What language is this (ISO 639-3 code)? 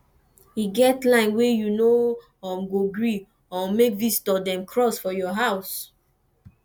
pcm